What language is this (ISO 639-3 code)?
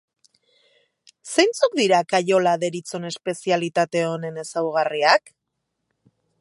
eus